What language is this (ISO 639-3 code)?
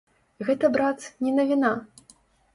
bel